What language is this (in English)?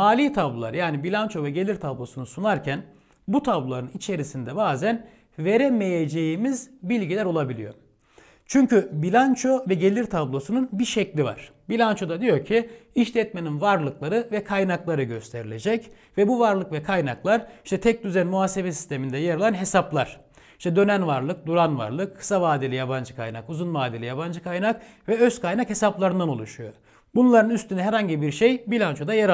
Turkish